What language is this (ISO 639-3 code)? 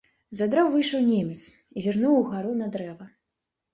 bel